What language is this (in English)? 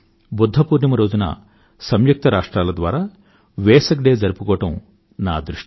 Telugu